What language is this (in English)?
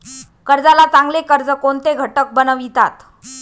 Marathi